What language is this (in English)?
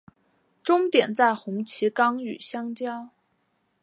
Chinese